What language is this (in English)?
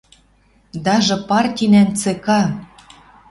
Western Mari